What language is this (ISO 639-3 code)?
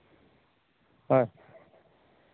sat